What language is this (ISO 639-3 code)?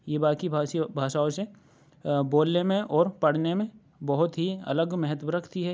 urd